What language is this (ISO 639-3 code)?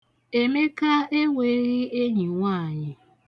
ibo